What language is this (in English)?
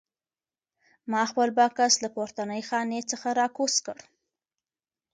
Pashto